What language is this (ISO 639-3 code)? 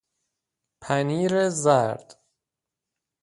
fas